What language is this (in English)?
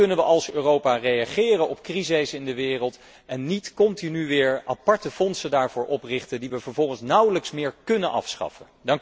Dutch